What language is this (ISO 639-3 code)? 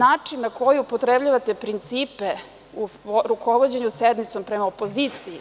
srp